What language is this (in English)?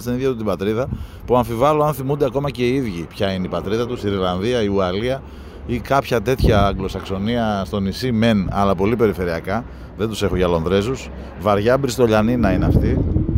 Greek